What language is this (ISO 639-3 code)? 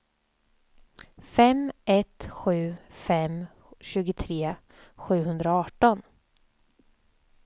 swe